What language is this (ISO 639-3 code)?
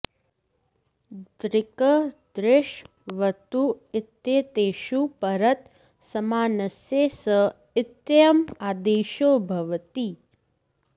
san